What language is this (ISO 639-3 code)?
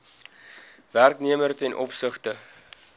afr